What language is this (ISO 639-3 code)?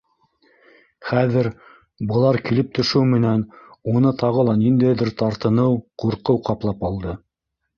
bak